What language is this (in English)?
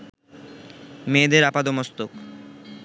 Bangla